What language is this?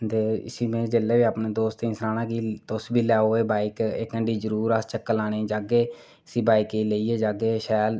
Dogri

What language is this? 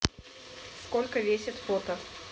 Russian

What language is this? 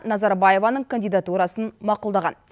Kazakh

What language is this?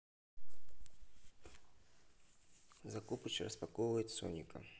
Russian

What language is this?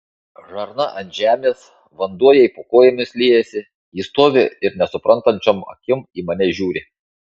Lithuanian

